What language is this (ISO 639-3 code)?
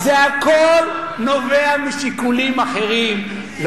heb